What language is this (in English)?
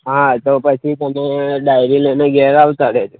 Gujarati